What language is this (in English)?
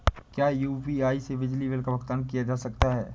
Hindi